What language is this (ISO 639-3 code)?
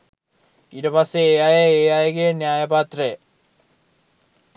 sin